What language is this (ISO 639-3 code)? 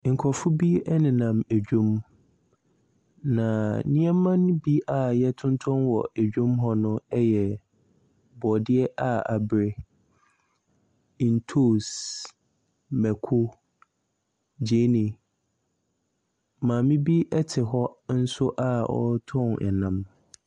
aka